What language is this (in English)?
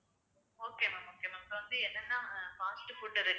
Tamil